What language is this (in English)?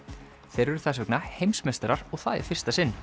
Icelandic